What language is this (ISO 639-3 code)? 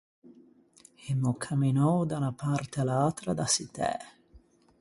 lij